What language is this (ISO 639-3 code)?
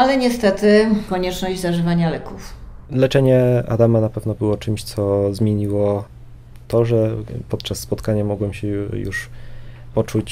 pol